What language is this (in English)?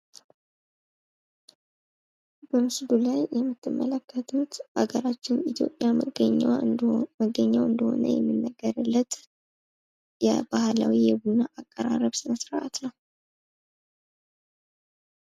Amharic